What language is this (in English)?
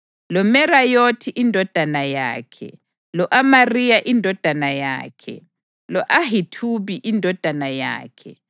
North Ndebele